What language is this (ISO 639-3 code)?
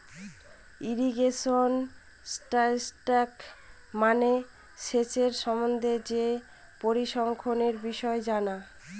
ben